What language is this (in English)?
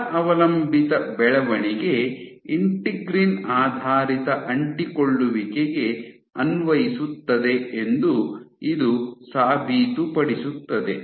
Kannada